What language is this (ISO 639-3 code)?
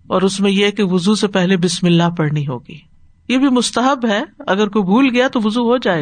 urd